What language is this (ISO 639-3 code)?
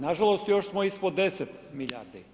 hrv